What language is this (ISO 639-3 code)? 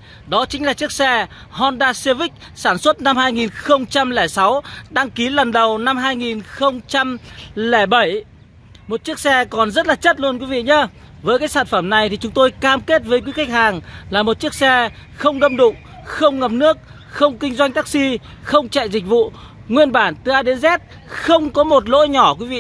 vie